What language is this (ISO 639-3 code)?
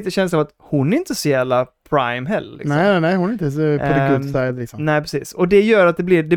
swe